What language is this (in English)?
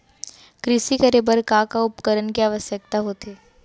Chhattisgarhi